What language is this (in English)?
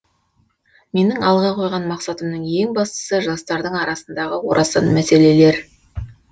Kazakh